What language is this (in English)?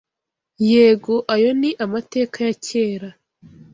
Kinyarwanda